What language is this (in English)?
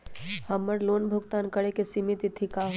Magahi